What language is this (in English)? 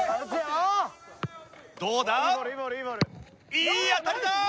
Japanese